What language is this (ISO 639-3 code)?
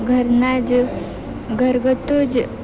guj